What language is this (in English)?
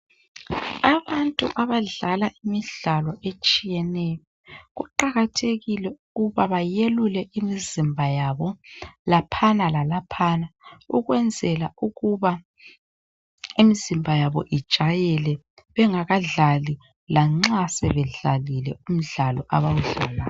North Ndebele